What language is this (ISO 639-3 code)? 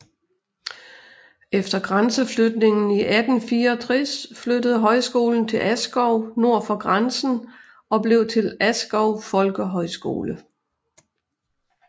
dan